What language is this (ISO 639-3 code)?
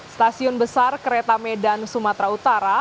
ind